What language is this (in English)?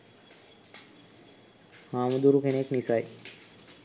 Sinhala